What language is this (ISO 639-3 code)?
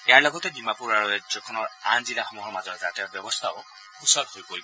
asm